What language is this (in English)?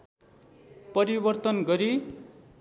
Nepali